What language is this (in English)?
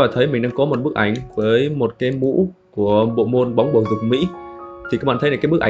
Vietnamese